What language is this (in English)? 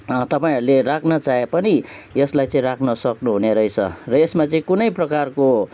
Nepali